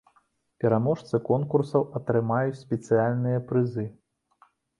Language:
Belarusian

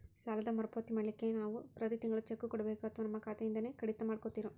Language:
Kannada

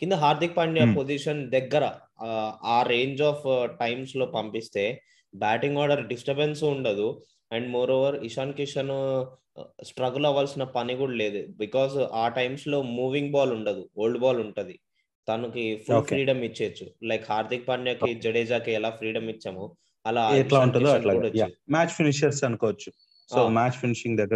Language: Telugu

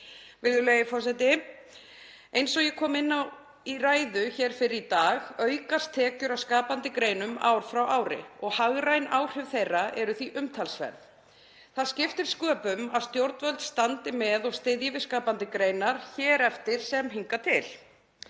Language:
Icelandic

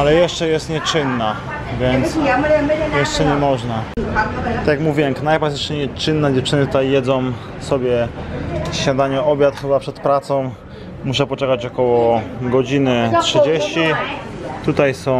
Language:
Polish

